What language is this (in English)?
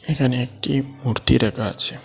Bangla